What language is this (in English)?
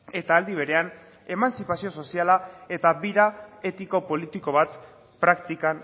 Basque